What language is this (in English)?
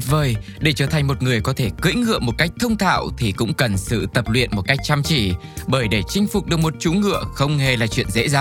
Vietnamese